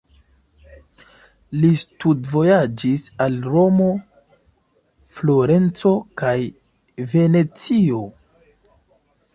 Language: Esperanto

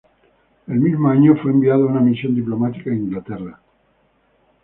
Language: Spanish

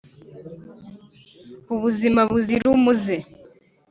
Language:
Kinyarwanda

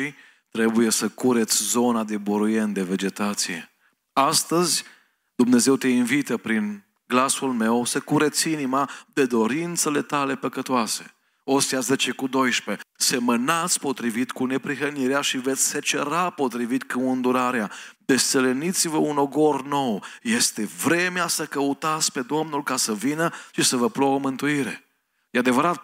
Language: Romanian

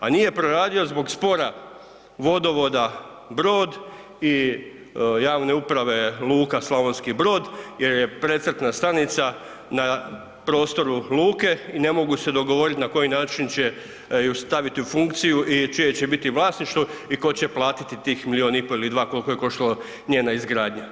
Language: Croatian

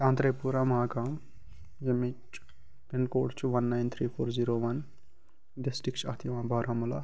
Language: Kashmiri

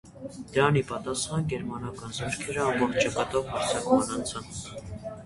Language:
Armenian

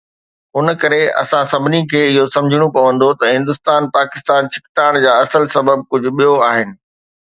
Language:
Sindhi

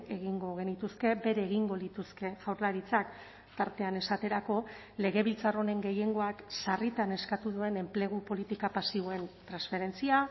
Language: Basque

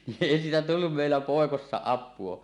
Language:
Finnish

